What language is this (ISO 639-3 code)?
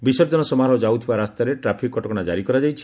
ori